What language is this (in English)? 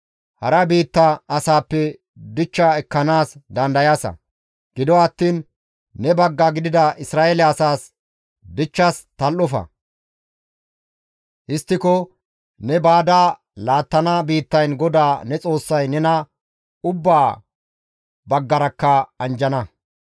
Gamo